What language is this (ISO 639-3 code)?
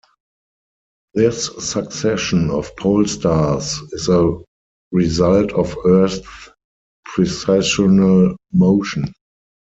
eng